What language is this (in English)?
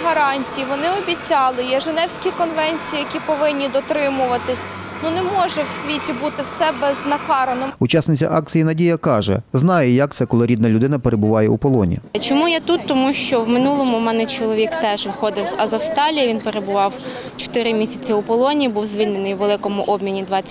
Ukrainian